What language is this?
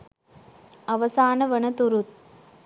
Sinhala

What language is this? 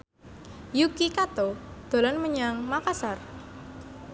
Javanese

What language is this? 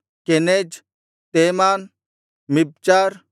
Kannada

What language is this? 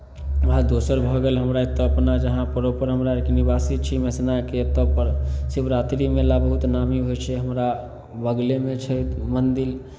Maithili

